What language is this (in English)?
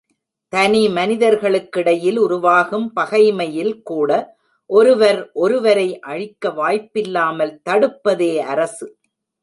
Tamil